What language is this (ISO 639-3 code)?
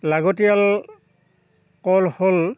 asm